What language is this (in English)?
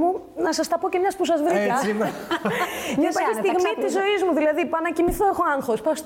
Greek